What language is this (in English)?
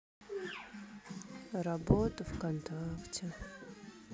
Russian